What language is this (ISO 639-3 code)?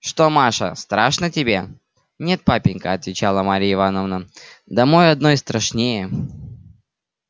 rus